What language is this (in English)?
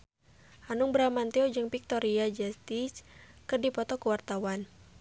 Sundanese